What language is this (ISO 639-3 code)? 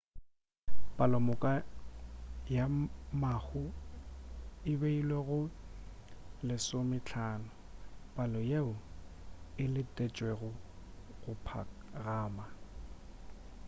nso